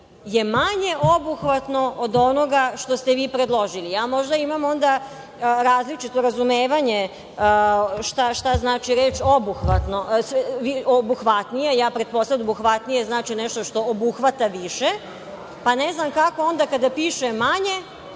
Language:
Serbian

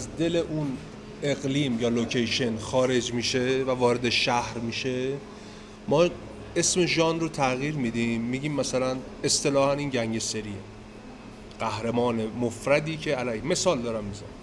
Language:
Persian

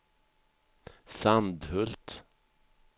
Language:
Swedish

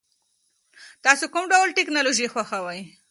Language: Pashto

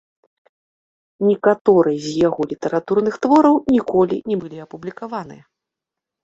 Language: Belarusian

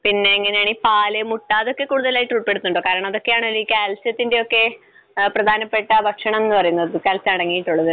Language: Malayalam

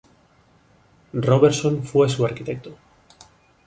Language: Spanish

